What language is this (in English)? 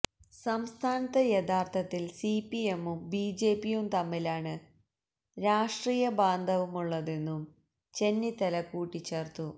Malayalam